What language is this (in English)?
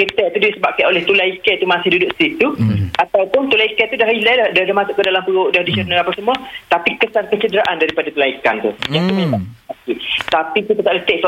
Malay